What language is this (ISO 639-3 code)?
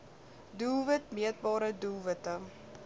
afr